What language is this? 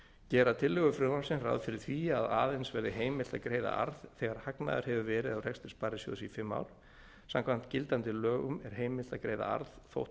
Icelandic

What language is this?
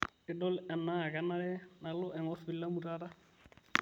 Masai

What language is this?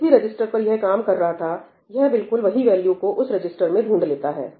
Hindi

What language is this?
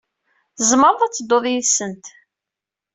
Kabyle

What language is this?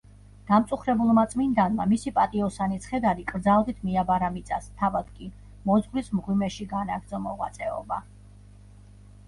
Georgian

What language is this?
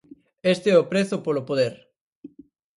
Galician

